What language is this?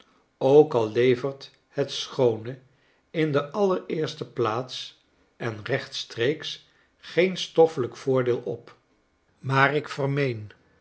Dutch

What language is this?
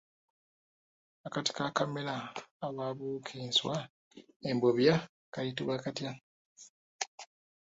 Ganda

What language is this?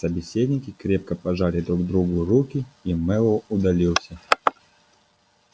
Russian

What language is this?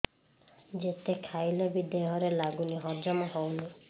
Odia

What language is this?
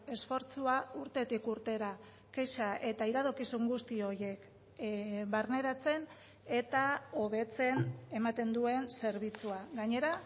Basque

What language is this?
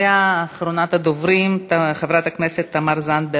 Hebrew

